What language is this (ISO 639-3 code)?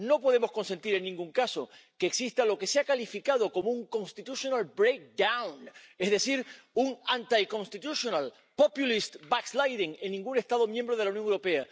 spa